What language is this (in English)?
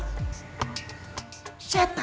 Indonesian